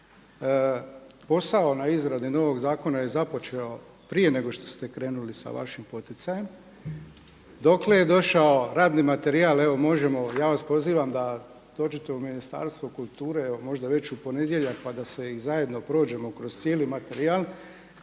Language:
Croatian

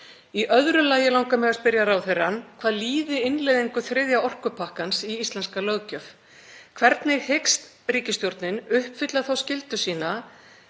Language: Icelandic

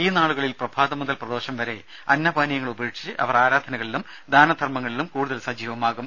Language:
Malayalam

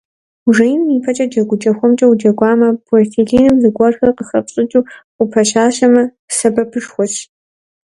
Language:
Kabardian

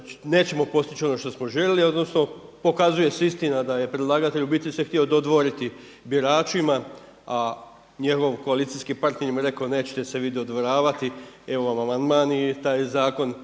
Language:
Croatian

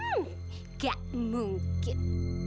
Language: Indonesian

